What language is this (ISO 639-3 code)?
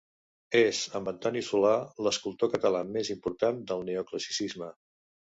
cat